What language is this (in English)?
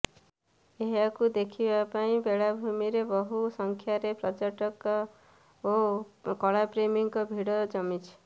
Odia